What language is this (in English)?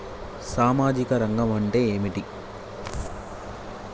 Telugu